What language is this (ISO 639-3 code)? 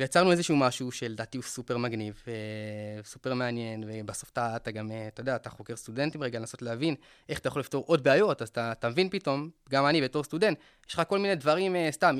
heb